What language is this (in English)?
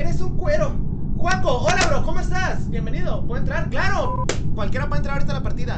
Spanish